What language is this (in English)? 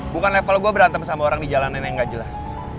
Indonesian